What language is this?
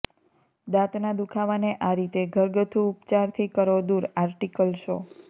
Gujarati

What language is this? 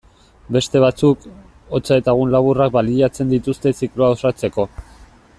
Basque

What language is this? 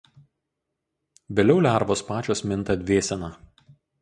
Lithuanian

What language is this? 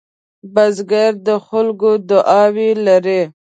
Pashto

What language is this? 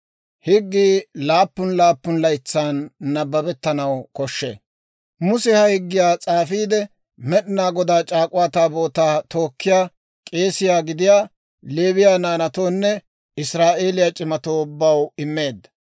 Dawro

